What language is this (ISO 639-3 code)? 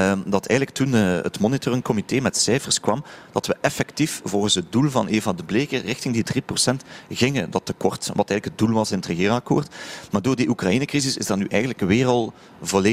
nld